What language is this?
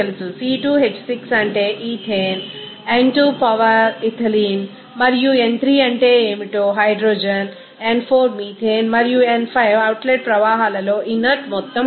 Telugu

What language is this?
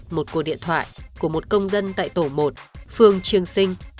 Vietnamese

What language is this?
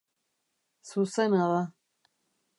Basque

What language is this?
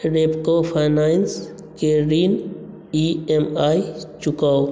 Maithili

